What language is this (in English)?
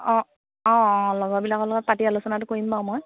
Assamese